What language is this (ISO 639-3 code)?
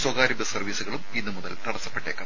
mal